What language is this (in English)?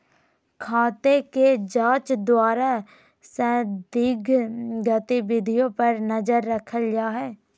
Magahi